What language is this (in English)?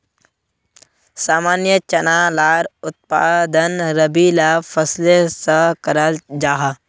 Magahi